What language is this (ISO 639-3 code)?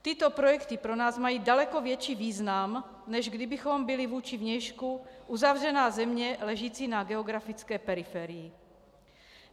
ces